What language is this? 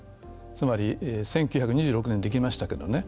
Japanese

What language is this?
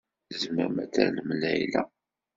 Kabyle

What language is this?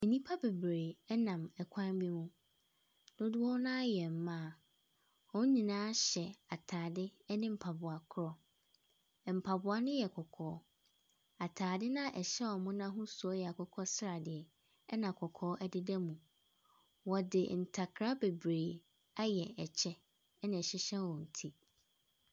Akan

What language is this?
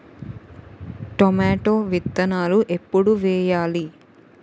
Telugu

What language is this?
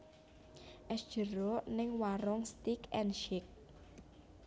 Javanese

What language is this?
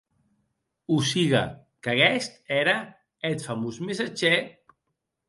Occitan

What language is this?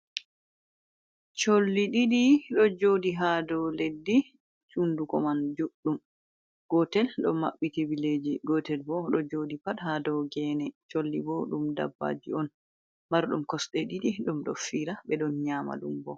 Fula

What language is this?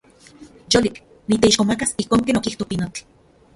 Central Puebla Nahuatl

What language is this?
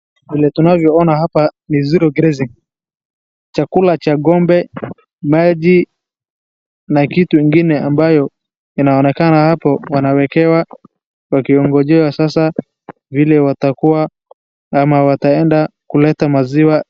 Swahili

